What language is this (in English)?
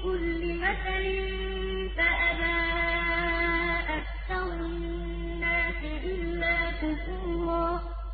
Arabic